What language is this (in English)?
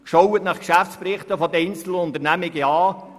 Swiss German